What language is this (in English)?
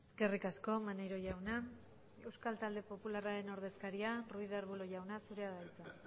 Basque